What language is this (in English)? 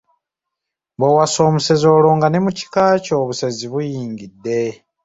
Ganda